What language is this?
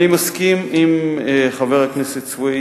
Hebrew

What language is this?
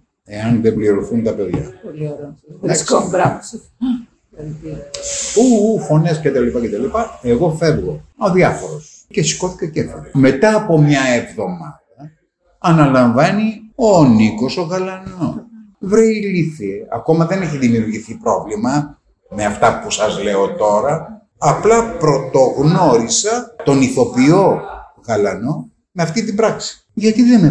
Greek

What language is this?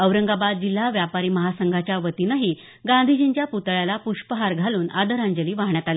Marathi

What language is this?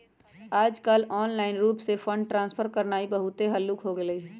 Magahi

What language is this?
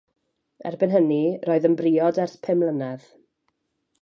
Welsh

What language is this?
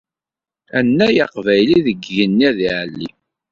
Kabyle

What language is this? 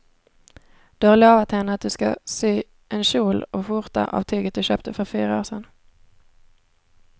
Swedish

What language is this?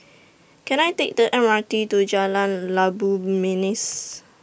English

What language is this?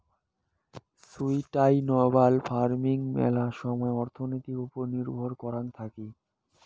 Bangla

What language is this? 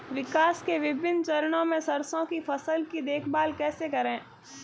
Hindi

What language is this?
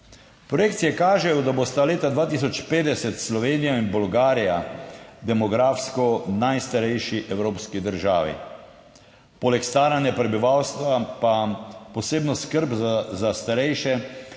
Slovenian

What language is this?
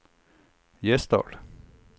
Norwegian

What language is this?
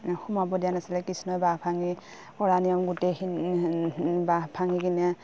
Assamese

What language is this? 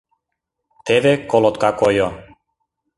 Mari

